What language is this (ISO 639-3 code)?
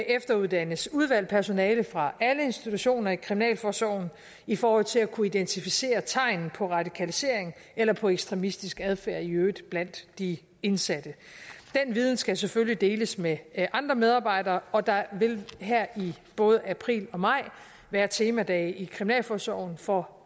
dan